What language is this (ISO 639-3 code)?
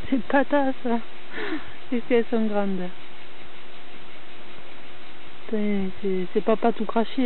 fra